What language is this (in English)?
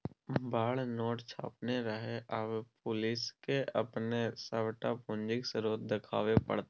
Maithili